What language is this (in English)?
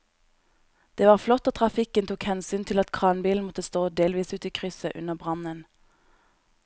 Norwegian